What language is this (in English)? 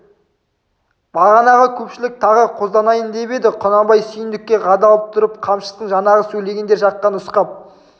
Kazakh